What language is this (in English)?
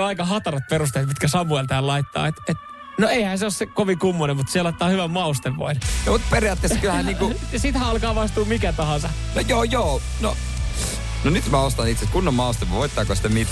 Finnish